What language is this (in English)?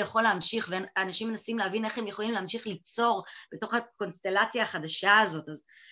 Hebrew